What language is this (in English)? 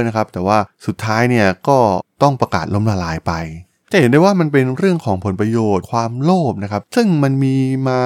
Thai